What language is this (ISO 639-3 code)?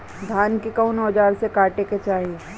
bho